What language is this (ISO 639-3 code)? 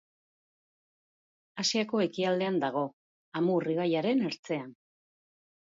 eus